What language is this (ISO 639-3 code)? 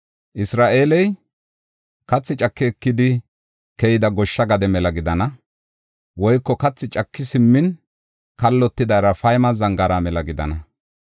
gof